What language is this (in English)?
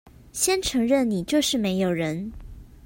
Chinese